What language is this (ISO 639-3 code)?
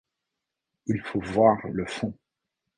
fra